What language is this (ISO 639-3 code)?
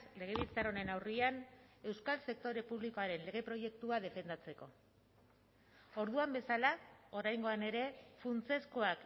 eus